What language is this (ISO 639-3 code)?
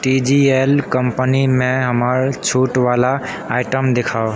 mai